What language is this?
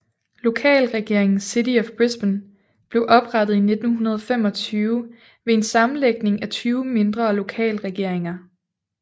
Danish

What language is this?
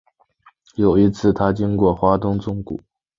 Chinese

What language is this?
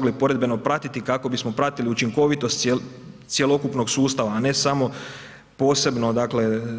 Croatian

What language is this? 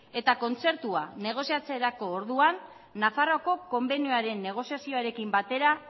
Basque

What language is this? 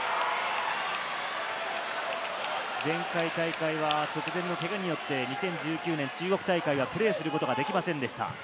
Japanese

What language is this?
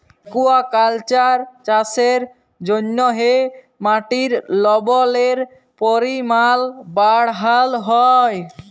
Bangla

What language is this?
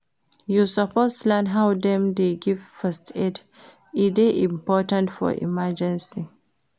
Nigerian Pidgin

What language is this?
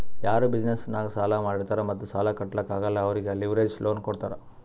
Kannada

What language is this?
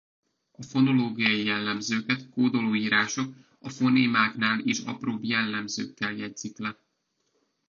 Hungarian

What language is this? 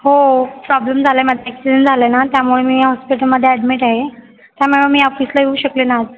Marathi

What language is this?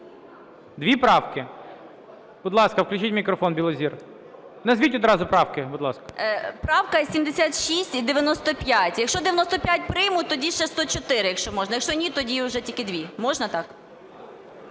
Ukrainian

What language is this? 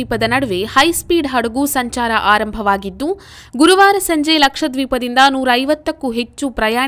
Kannada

